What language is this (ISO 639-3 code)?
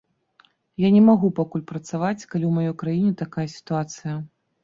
bel